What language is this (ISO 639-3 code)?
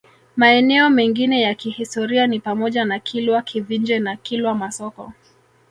swa